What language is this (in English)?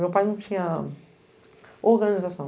Portuguese